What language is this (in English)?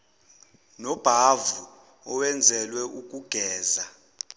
Zulu